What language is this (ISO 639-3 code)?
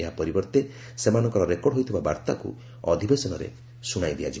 ori